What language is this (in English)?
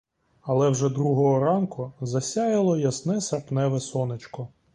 Ukrainian